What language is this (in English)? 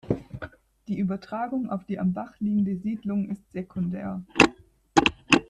German